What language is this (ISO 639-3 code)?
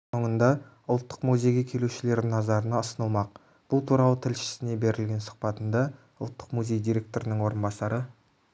kaz